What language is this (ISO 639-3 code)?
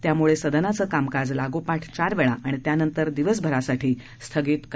mar